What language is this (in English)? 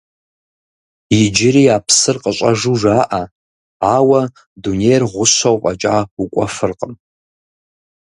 Kabardian